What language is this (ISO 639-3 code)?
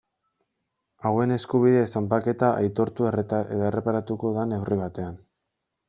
eus